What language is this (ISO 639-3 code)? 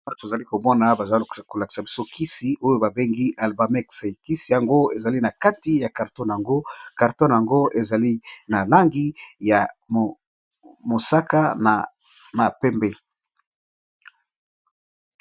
lin